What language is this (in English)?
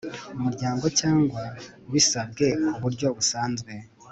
Kinyarwanda